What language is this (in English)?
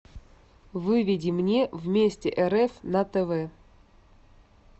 Russian